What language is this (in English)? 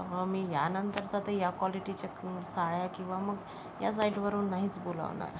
Marathi